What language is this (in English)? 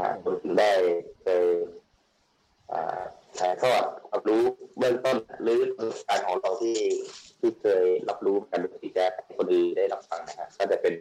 Thai